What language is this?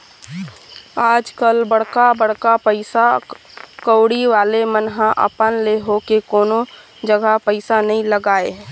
Chhattisgarhi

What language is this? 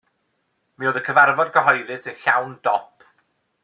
Welsh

